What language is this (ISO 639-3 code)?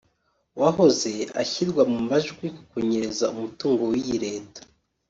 kin